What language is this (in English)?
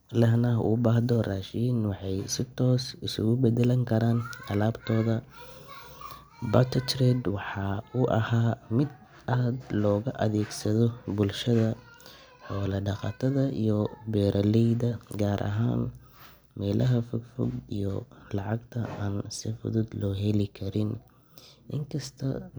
Somali